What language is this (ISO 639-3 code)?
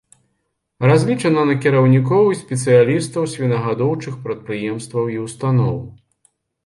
bel